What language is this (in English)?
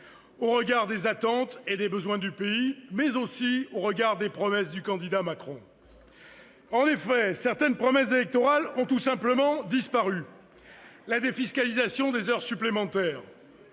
French